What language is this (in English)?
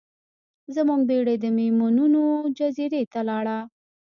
Pashto